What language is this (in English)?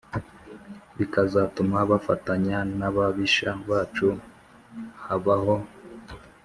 Kinyarwanda